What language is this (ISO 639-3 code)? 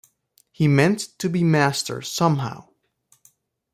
eng